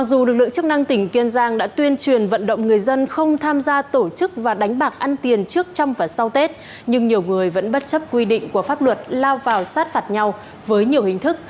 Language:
Vietnamese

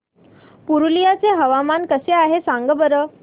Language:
Marathi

